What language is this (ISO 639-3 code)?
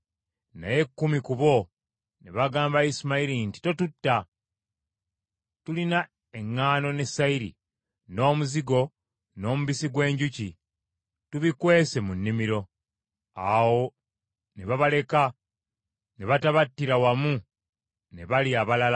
lug